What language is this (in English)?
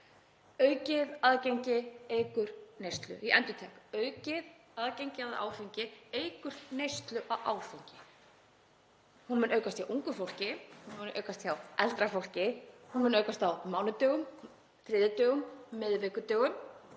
Icelandic